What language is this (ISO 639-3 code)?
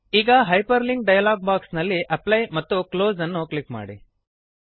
kan